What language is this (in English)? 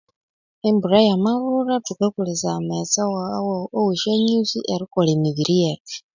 Konzo